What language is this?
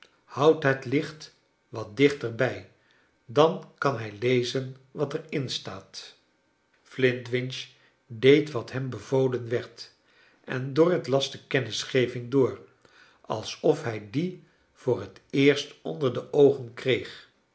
Dutch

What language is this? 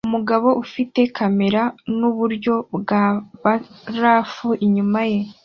Kinyarwanda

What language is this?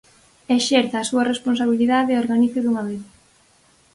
Galician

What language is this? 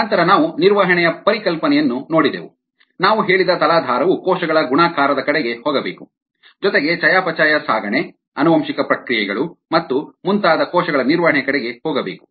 Kannada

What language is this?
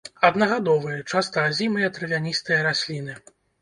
Belarusian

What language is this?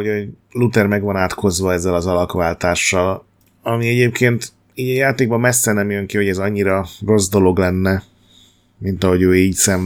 Hungarian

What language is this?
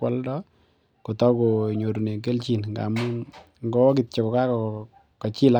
Kalenjin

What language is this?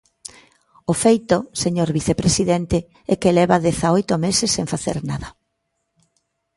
Galician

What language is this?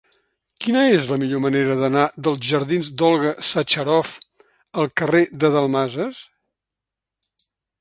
Catalan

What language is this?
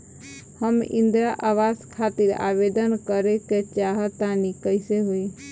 Bhojpuri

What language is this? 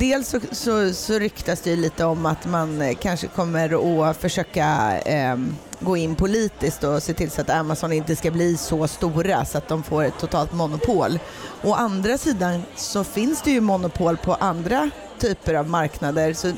Swedish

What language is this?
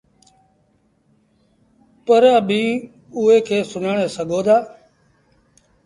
Sindhi Bhil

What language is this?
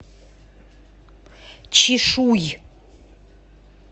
Russian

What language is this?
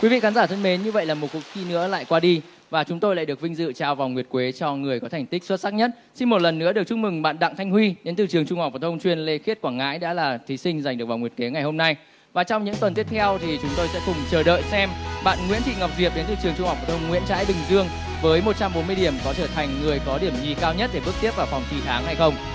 Vietnamese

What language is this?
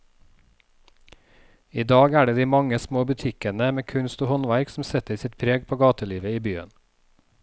Norwegian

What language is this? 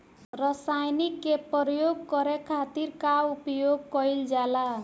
Bhojpuri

